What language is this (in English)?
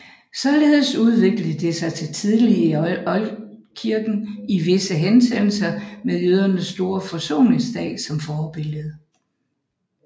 Danish